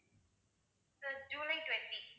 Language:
Tamil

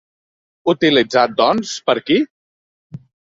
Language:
Catalan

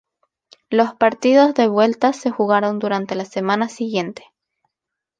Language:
Spanish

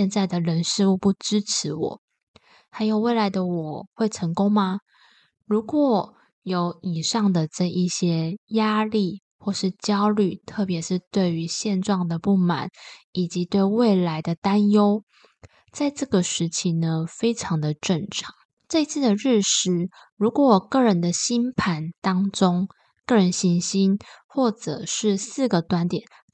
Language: Chinese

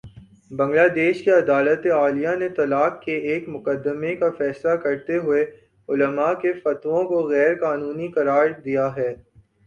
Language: Urdu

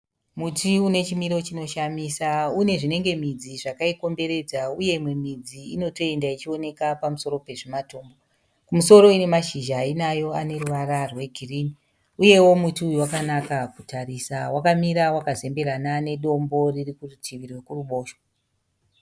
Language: Shona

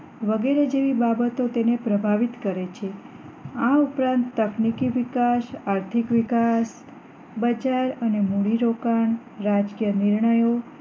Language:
Gujarati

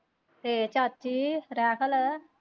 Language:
Punjabi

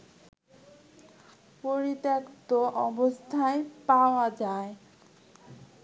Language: Bangla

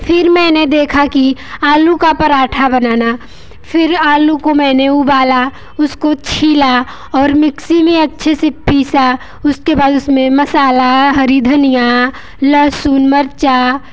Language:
Hindi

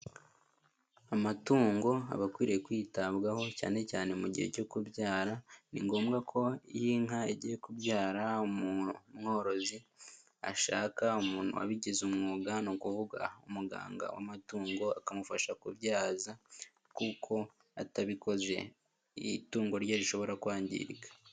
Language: Kinyarwanda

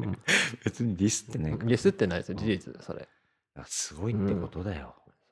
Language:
Japanese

